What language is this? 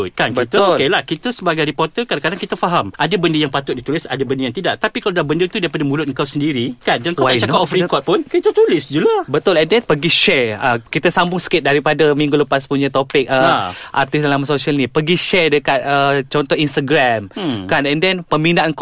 Malay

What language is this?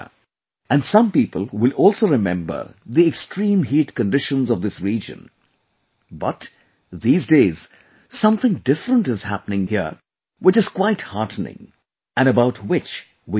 English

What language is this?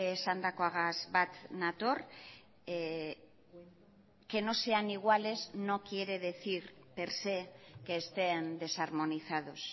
Spanish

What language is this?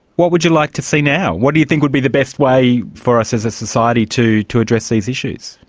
English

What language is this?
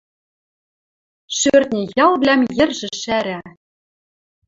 Western Mari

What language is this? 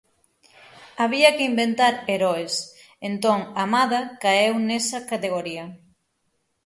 Galician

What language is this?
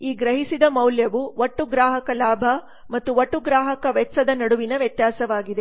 Kannada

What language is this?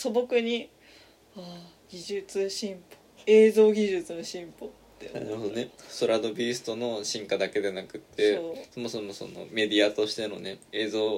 Japanese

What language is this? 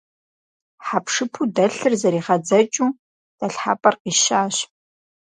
Kabardian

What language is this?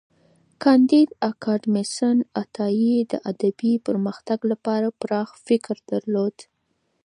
Pashto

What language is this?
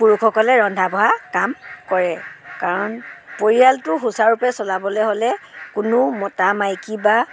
Assamese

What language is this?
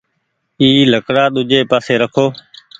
Goaria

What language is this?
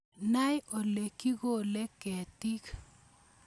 Kalenjin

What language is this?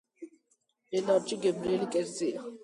Georgian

